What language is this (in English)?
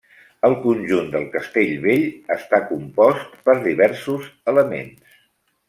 Catalan